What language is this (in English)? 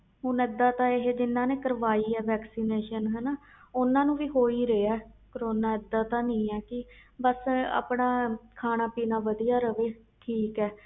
Punjabi